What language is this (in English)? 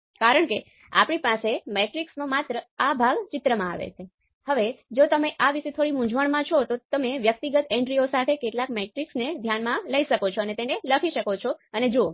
Gujarati